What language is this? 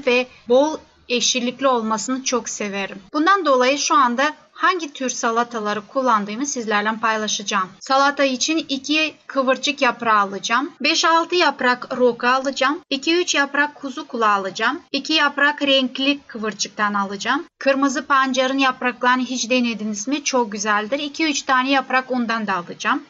Turkish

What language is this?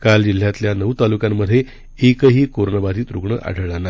Marathi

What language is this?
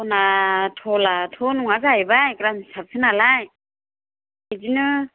Bodo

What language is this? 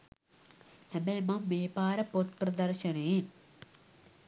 Sinhala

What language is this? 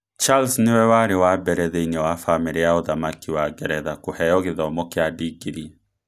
Kikuyu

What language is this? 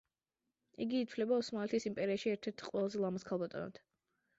Georgian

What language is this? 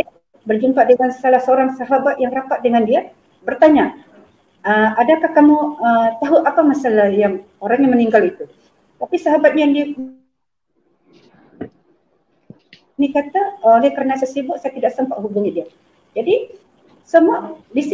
Malay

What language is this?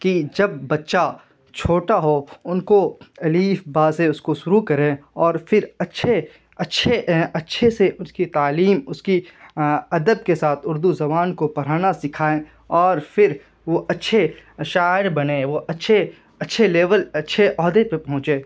Urdu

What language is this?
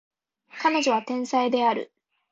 Japanese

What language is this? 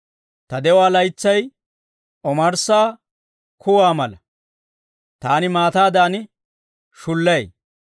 Dawro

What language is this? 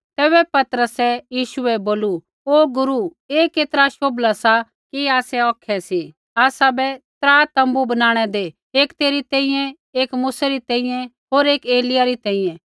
Kullu Pahari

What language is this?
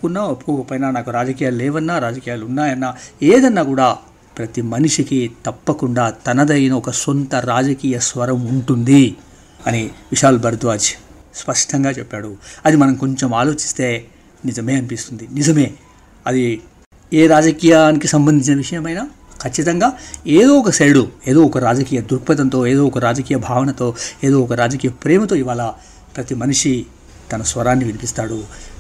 Telugu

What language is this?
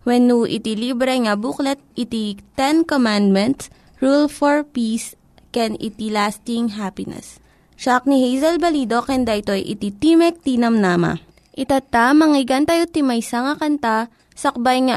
Filipino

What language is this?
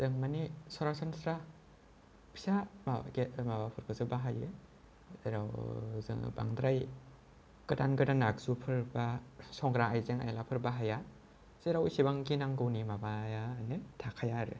Bodo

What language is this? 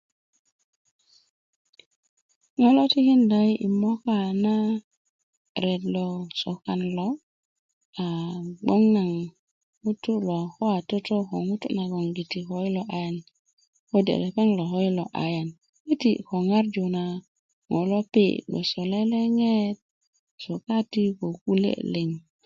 Kuku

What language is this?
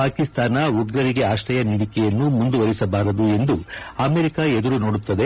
Kannada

